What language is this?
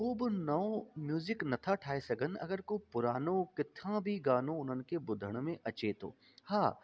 Sindhi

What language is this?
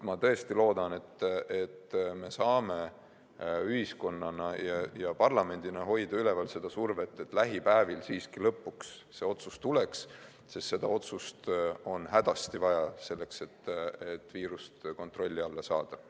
Estonian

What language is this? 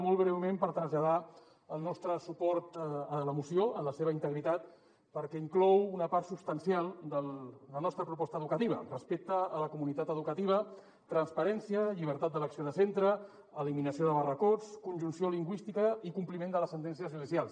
Catalan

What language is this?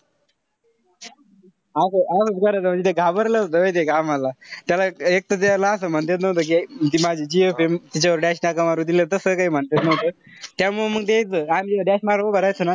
Marathi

